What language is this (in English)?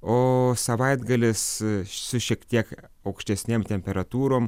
Lithuanian